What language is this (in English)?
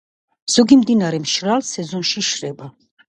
Georgian